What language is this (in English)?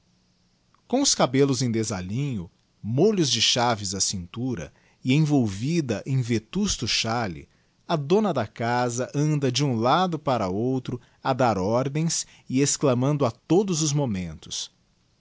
Portuguese